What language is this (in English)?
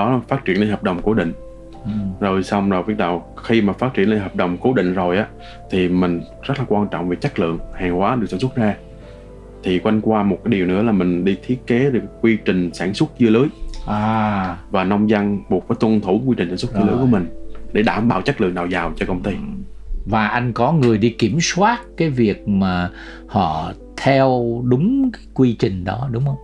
Vietnamese